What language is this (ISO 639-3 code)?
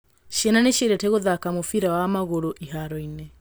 kik